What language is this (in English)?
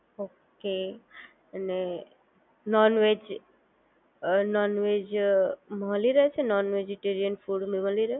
Gujarati